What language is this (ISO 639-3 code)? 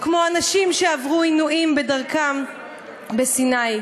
heb